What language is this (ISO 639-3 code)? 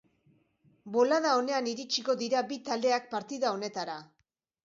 eus